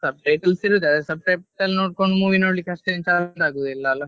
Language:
Kannada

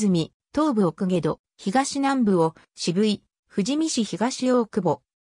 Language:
Japanese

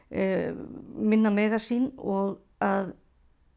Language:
Icelandic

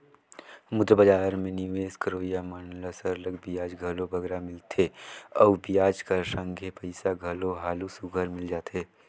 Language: Chhattisgarhi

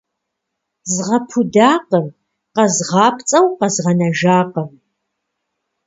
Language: Kabardian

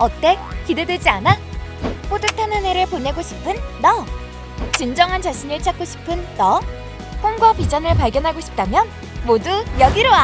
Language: Korean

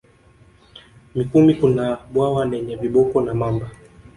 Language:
Swahili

